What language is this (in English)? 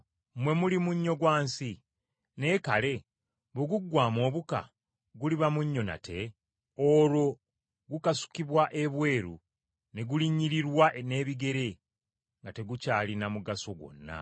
Ganda